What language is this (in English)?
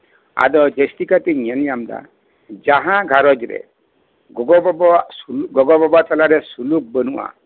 Santali